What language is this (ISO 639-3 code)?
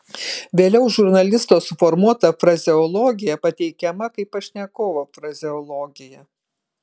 lit